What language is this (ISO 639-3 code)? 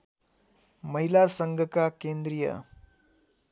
nep